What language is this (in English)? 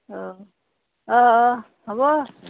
Assamese